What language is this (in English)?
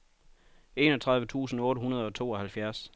Danish